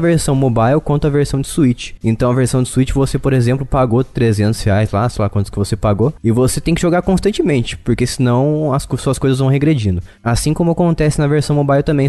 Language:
Portuguese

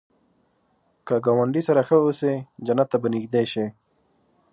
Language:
Pashto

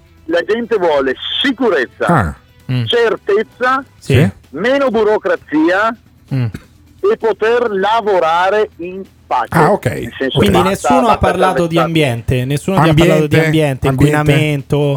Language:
Italian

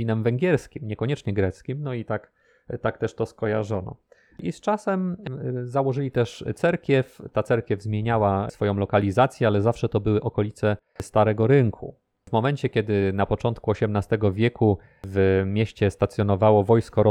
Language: Polish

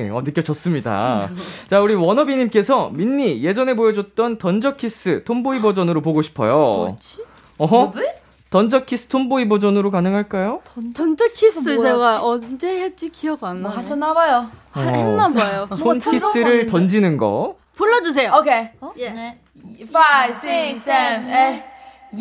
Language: Korean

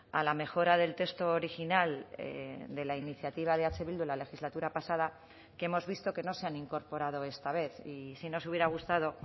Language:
Spanish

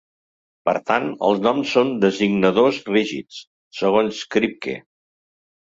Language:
Catalan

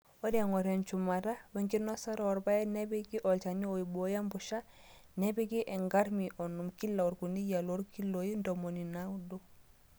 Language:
Masai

